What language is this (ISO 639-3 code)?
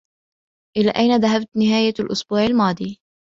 ara